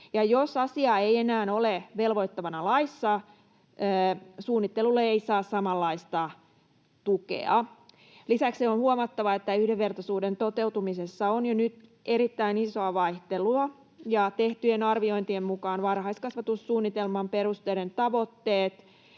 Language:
Finnish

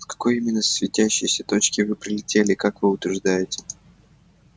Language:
Russian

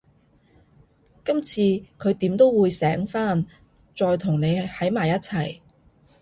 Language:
Cantonese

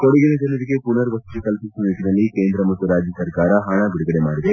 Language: Kannada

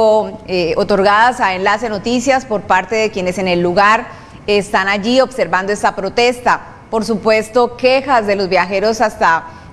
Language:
Spanish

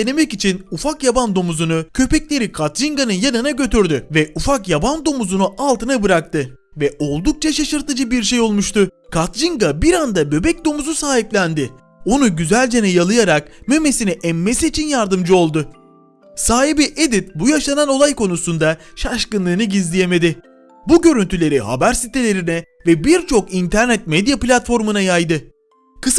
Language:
Turkish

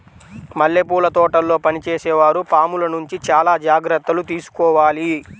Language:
Telugu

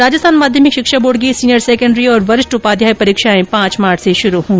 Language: Hindi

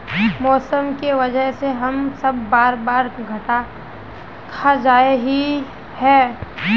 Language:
Magahi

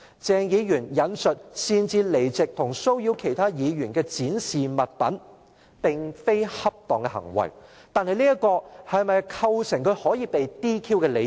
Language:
Cantonese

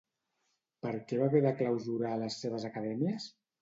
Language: Catalan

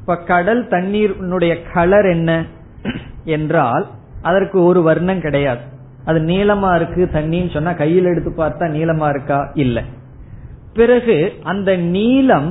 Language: Tamil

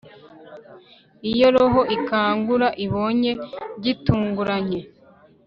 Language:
Kinyarwanda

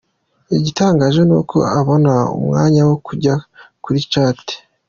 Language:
Kinyarwanda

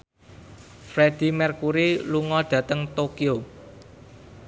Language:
Javanese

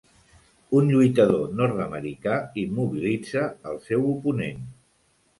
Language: Catalan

